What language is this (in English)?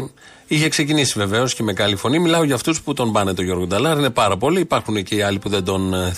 Greek